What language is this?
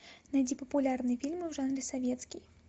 Russian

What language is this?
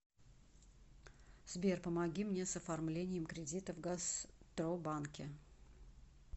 Russian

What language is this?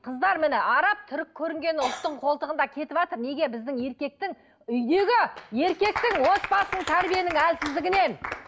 Kazakh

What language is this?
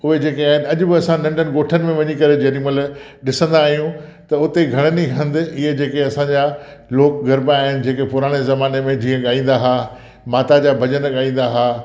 Sindhi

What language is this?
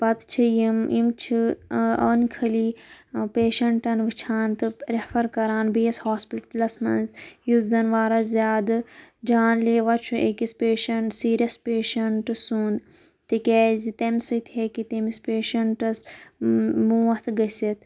Kashmiri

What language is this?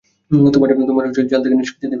Bangla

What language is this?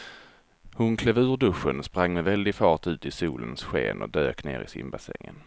Swedish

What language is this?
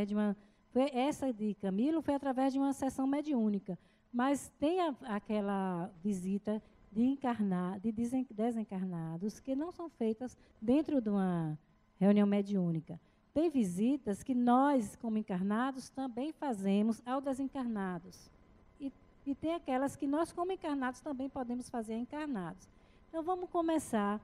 Portuguese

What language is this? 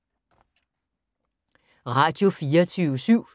Danish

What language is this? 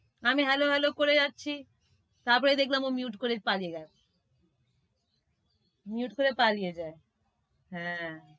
Bangla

